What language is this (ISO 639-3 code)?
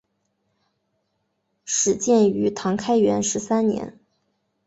zho